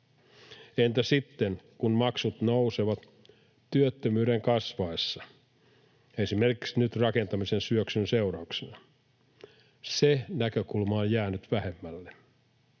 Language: Finnish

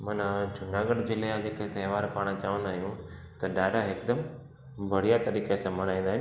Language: Sindhi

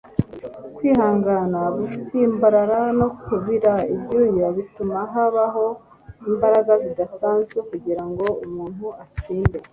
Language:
Kinyarwanda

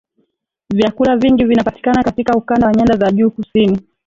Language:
Swahili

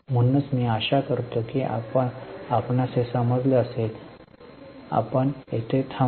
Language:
Marathi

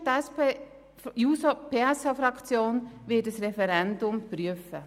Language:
Swiss German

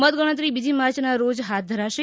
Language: Gujarati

